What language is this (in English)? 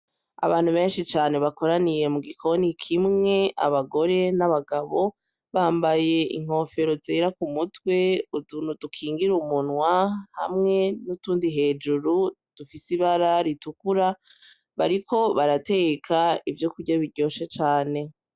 Rundi